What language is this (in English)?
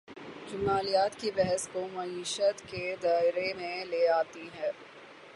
Urdu